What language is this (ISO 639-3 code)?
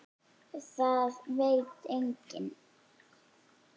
isl